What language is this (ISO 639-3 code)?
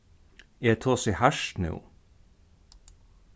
fao